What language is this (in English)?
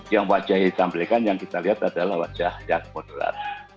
Indonesian